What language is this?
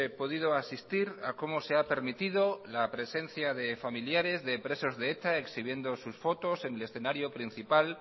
Spanish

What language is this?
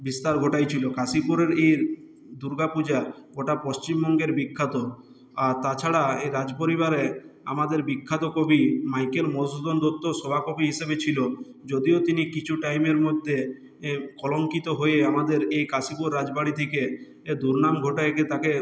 Bangla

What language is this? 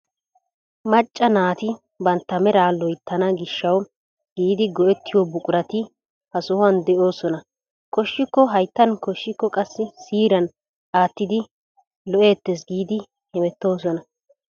Wolaytta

